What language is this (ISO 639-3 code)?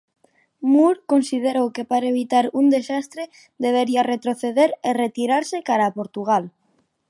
glg